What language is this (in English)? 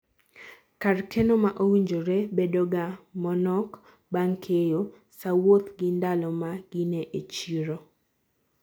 Luo (Kenya and Tanzania)